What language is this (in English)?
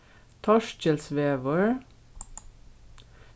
Faroese